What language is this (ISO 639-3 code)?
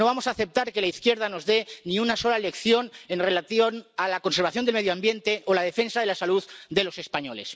spa